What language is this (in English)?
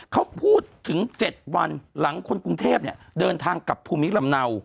Thai